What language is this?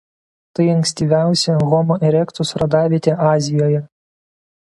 Lithuanian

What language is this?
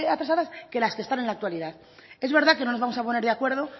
Spanish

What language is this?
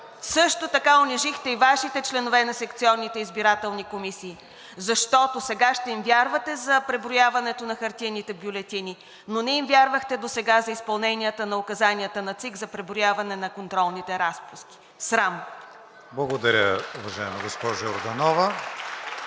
Bulgarian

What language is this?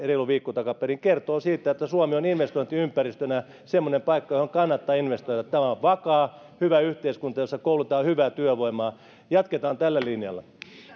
Finnish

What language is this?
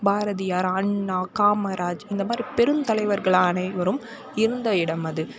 Tamil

